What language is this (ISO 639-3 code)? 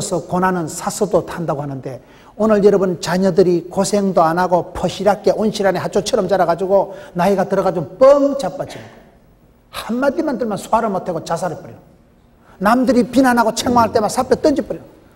kor